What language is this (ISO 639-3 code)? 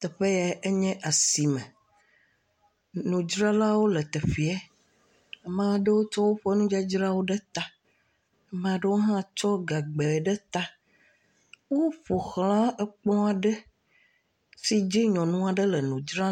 ewe